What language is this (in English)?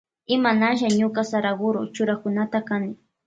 Loja Highland Quichua